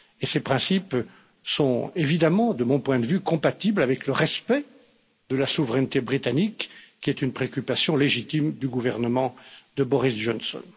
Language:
French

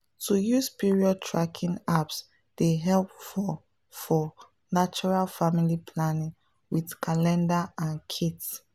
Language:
Nigerian Pidgin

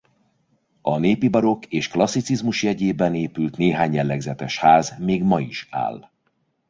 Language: Hungarian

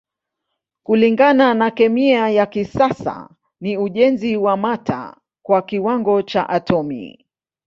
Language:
Swahili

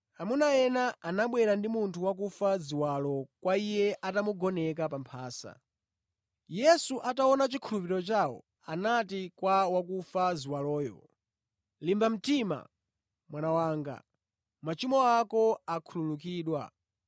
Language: Nyanja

